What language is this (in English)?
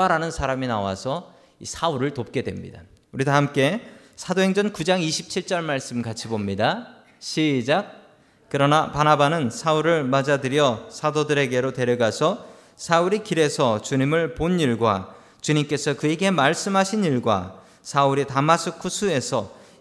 Korean